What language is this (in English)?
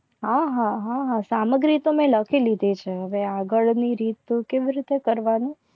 Gujarati